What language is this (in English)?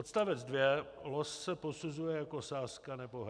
Czech